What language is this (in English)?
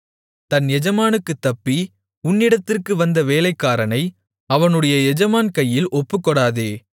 Tamil